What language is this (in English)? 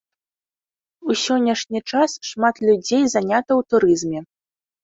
Belarusian